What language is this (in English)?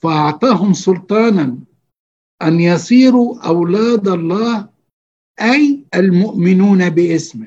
Arabic